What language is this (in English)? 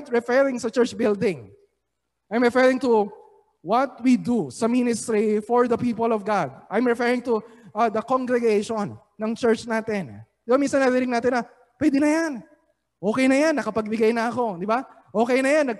Filipino